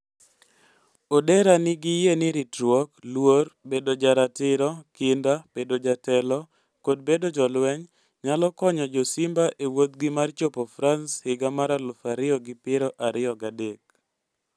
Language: Luo (Kenya and Tanzania)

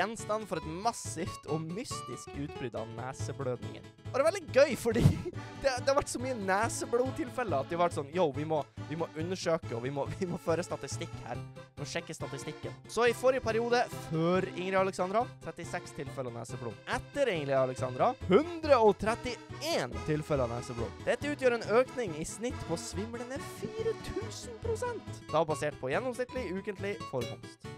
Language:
Norwegian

